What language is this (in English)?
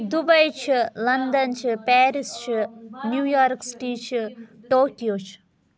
Kashmiri